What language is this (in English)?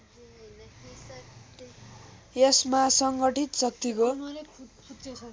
Nepali